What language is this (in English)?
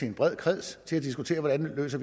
Danish